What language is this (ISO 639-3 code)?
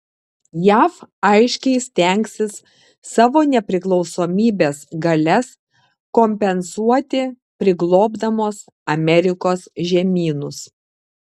lit